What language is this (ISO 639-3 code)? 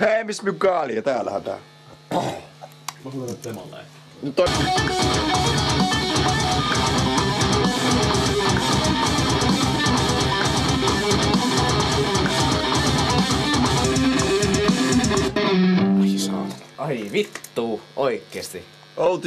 fin